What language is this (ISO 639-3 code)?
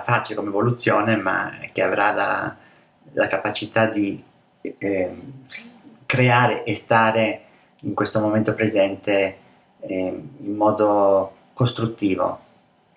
ita